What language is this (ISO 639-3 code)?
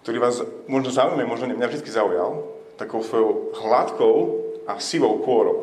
slk